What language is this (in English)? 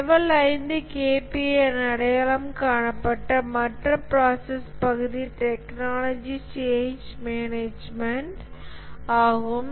Tamil